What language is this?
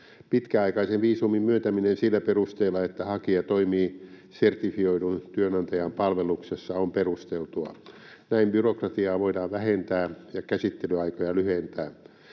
Finnish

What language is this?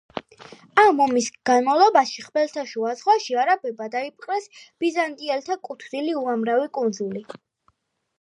Georgian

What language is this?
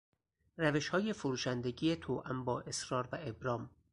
Persian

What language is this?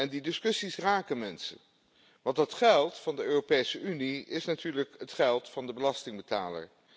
Dutch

